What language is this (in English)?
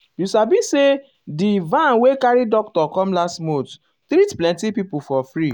Nigerian Pidgin